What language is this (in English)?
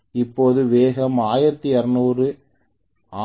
Tamil